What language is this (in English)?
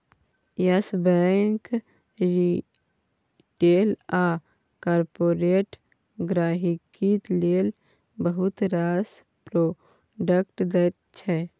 Maithili